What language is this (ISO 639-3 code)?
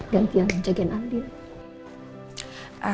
ind